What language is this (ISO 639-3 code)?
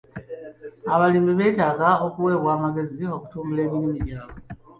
lug